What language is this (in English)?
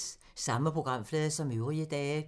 Danish